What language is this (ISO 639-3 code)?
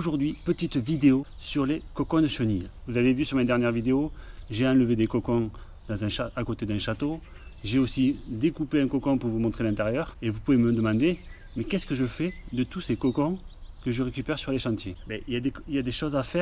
fra